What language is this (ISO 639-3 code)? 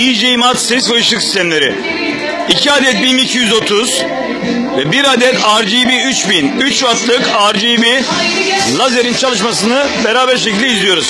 tur